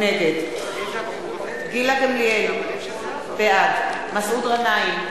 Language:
Hebrew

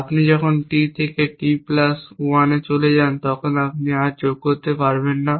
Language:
Bangla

